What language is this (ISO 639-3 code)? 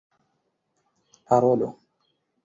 epo